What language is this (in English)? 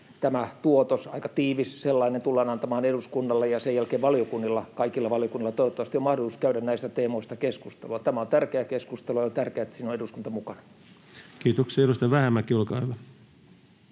Finnish